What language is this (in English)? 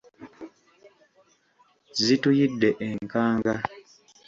Ganda